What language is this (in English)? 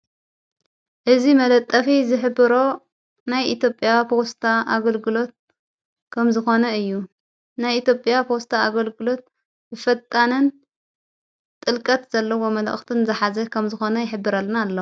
Tigrinya